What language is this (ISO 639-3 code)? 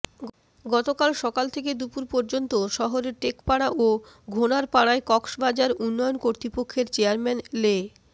ben